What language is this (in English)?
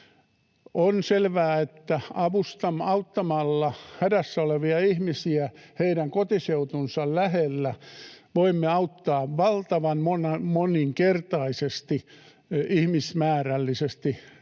Finnish